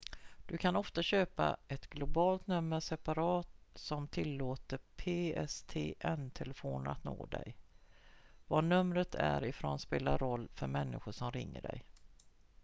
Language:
Swedish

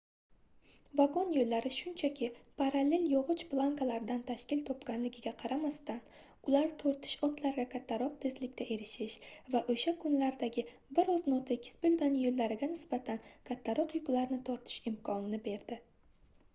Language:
Uzbek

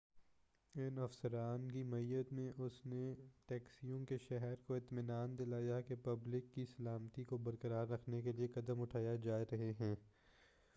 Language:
Urdu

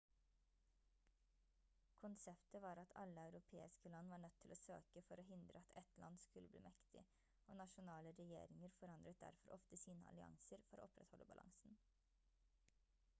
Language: Norwegian Bokmål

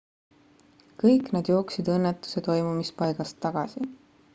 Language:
Estonian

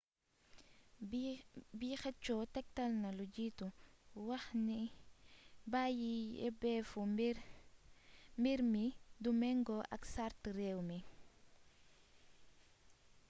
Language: Wolof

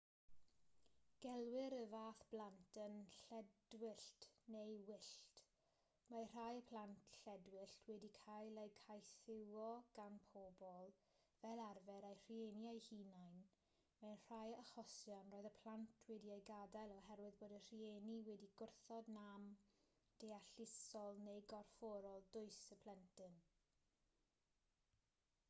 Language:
Welsh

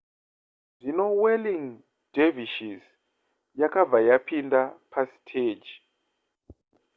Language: Shona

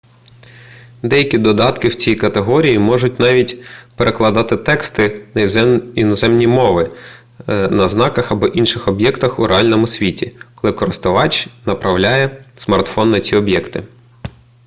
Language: Ukrainian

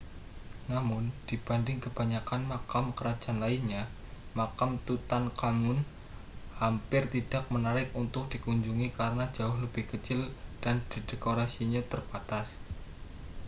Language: Indonesian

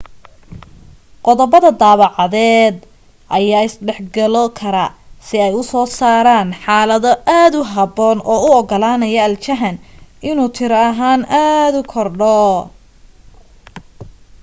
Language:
Somali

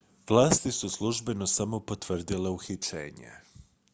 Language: Croatian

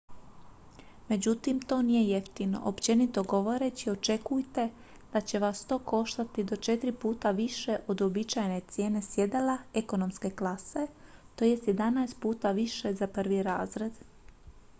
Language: Croatian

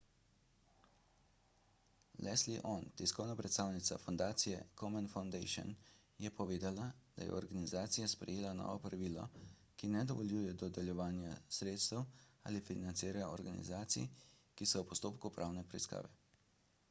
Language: Slovenian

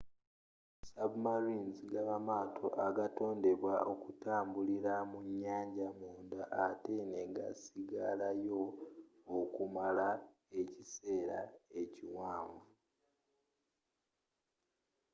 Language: Ganda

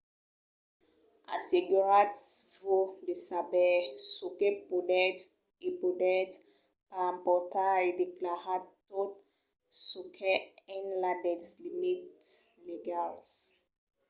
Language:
Occitan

